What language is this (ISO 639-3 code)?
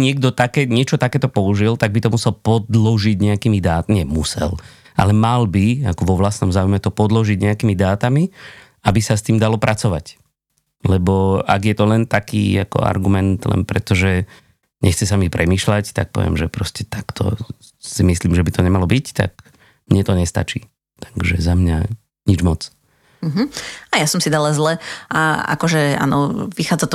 slk